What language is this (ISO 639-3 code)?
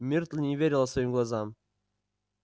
rus